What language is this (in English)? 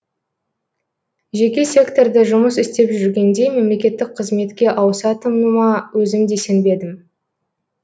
Kazakh